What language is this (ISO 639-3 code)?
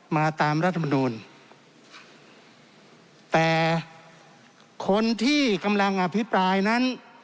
tha